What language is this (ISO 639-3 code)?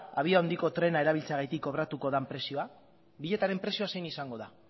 eus